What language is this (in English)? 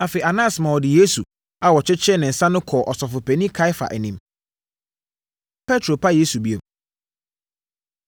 Akan